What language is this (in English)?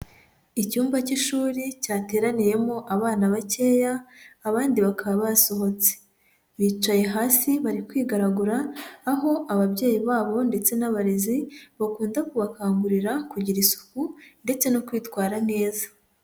Kinyarwanda